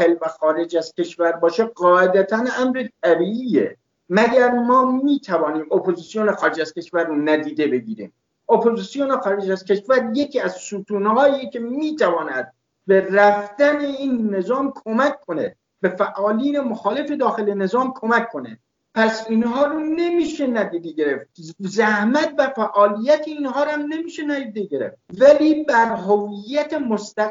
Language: Persian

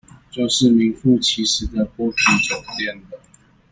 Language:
Chinese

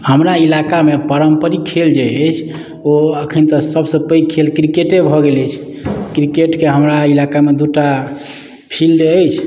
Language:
Maithili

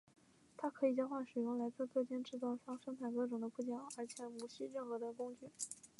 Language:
Chinese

